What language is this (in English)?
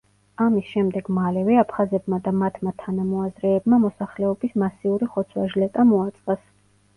Georgian